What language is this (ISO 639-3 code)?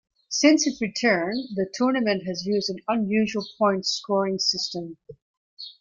eng